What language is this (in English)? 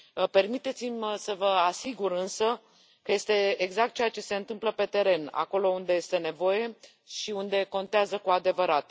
Romanian